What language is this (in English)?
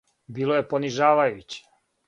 Serbian